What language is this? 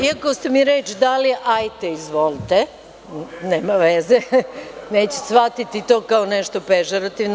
Serbian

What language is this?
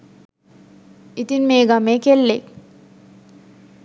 Sinhala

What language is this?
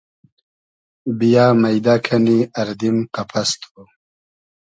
Hazaragi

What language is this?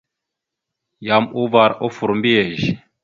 Mada (Cameroon)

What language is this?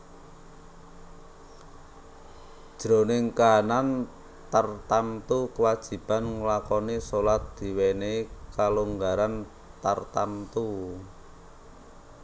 Javanese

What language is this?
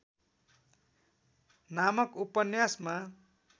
Nepali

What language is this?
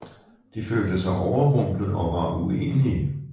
Danish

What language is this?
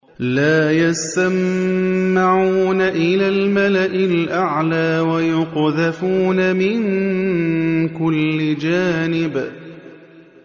Arabic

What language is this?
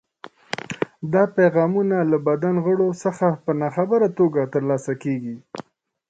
Pashto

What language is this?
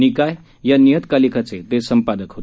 Marathi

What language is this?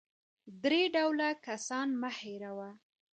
Pashto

